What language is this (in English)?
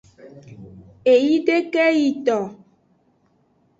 Aja (Benin)